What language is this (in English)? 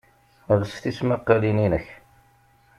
Kabyle